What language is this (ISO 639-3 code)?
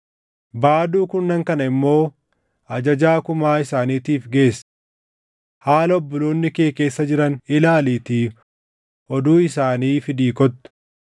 orm